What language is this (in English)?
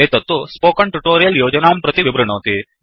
Sanskrit